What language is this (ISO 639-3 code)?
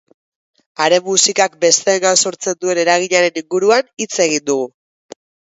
eus